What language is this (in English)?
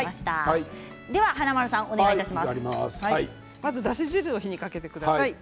Japanese